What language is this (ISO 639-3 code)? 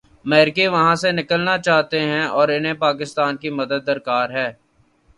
urd